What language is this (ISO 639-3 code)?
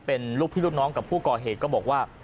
tha